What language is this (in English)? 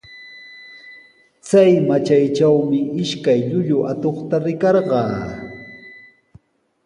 Sihuas Ancash Quechua